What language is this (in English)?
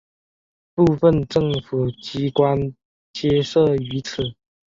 Chinese